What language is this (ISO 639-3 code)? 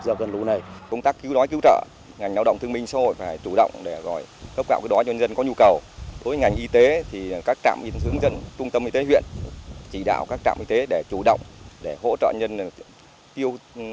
vie